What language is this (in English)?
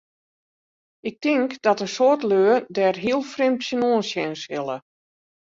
Western Frisian